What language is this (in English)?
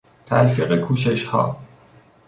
Persian